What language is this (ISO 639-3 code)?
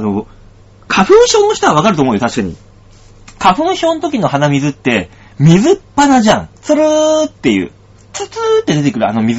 jpn